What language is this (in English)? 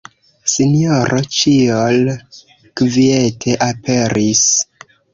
Esperanto